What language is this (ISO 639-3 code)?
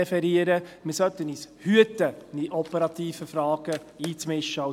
gsw